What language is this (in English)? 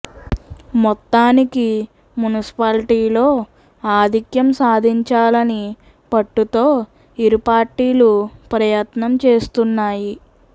Telugu